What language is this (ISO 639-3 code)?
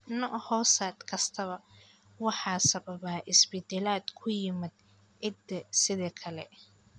som